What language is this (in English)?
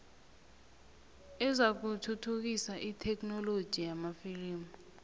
South Ndebele